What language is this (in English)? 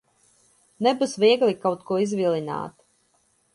Latvian